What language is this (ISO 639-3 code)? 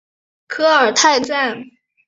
zho